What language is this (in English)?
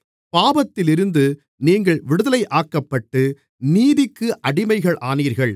Tamil